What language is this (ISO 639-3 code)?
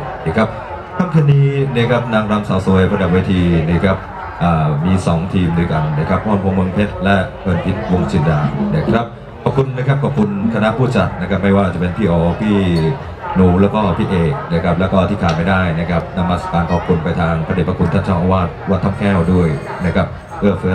tha